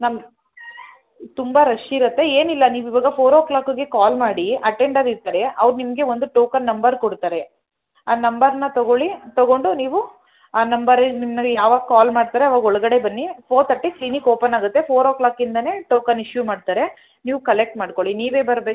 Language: Kannada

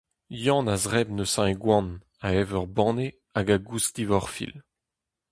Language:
Breton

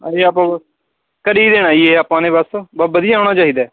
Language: Punjabi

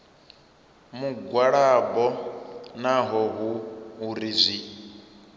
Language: Venda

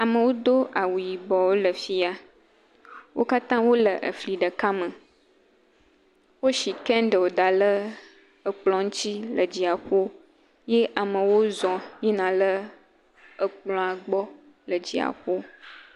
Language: Ewe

